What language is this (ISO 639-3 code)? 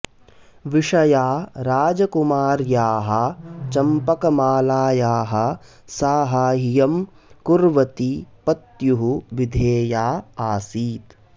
san